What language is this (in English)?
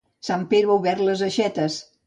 Catalan